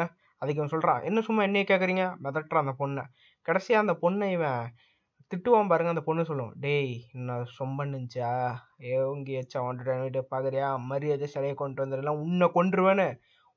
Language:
Tamil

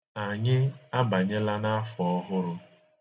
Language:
Igbo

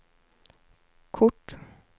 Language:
Swedish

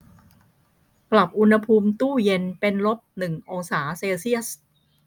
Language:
Thai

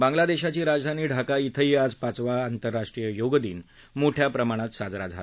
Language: Marathi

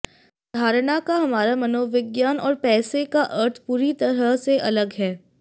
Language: Hindi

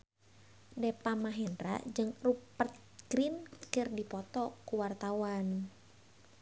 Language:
Sundanese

